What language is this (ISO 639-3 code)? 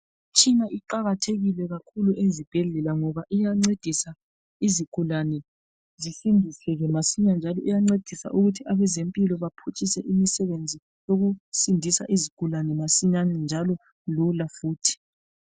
nde